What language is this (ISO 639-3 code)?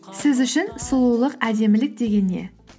kaz